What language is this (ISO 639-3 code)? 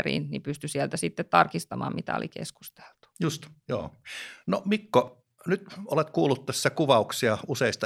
fin